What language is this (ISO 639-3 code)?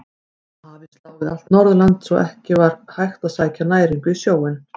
isl